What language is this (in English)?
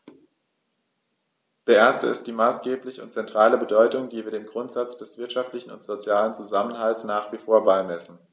German